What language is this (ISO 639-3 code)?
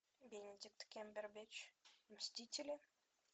rus